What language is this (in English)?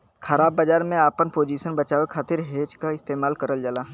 Bhojpuri